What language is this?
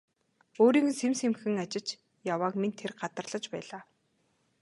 Mongolian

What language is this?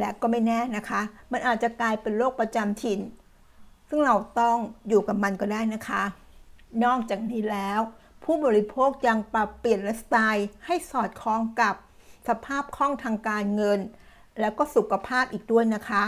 Thai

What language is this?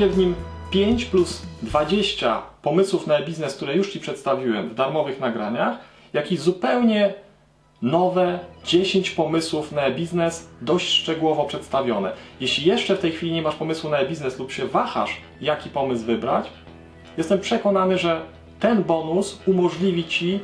Polish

